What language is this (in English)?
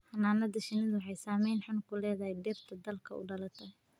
Somali